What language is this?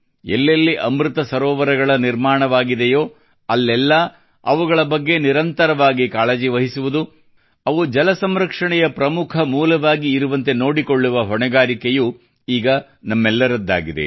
Kannada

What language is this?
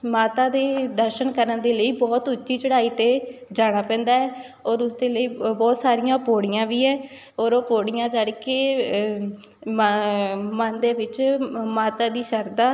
Punjabi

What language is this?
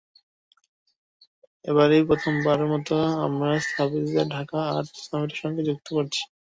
Bangla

